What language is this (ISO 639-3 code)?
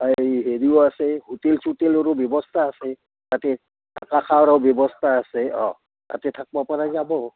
asm